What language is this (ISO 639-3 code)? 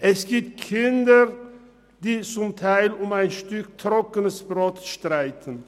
gsw